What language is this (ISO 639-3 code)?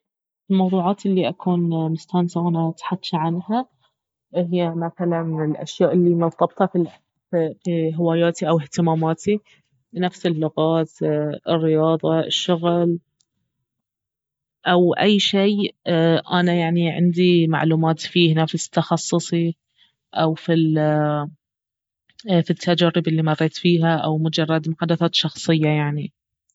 abv